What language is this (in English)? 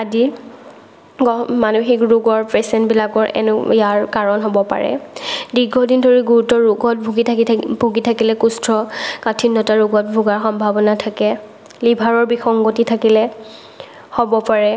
Assamese